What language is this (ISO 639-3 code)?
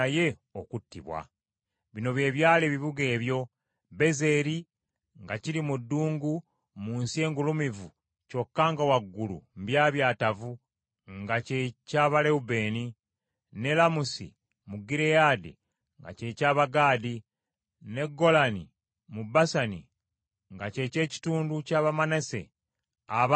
lug